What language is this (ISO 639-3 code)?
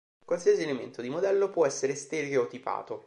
ita